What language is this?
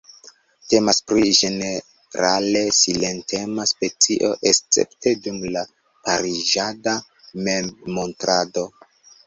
Esperanto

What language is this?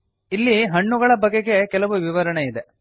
Kannada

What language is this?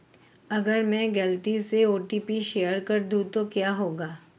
Hindi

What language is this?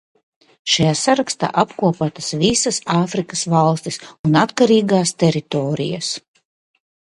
Latvian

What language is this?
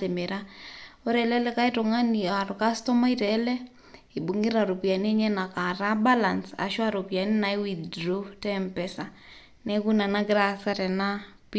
Masai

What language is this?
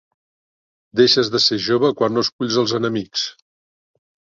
Catalan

